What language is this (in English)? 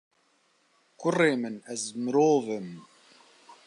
Kurdish